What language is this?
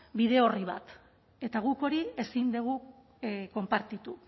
Basque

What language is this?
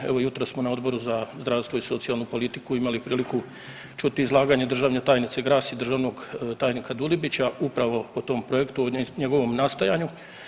Croatian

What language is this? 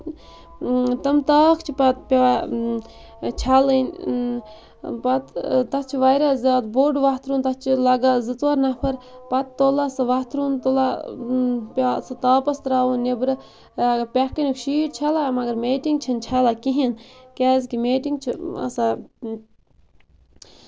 Kashmiri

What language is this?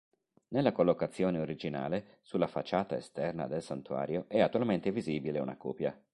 Italian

